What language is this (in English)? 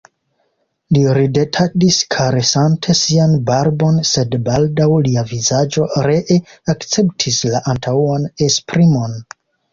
Esperanto